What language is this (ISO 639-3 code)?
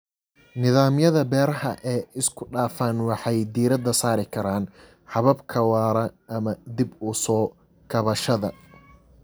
som